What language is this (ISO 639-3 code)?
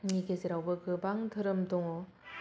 brx